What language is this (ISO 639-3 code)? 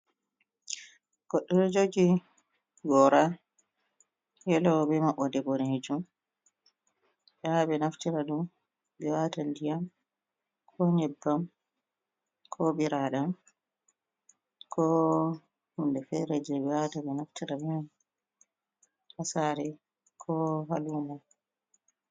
ful